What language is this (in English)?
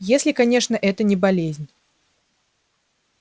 Russian